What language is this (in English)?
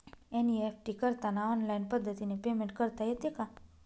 Marathi